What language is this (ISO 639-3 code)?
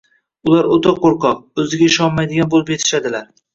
uzb